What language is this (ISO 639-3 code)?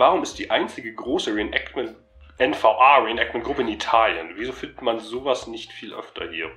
deu